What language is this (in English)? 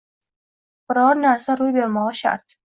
Uzbek